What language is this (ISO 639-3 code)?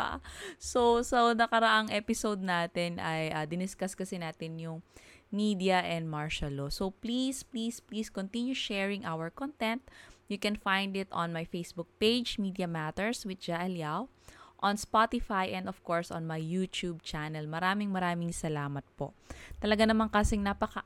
fil